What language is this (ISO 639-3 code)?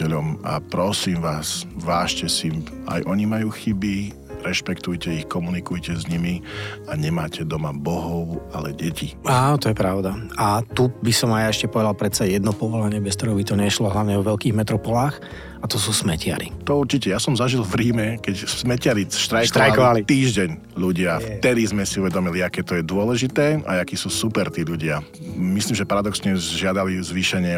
slk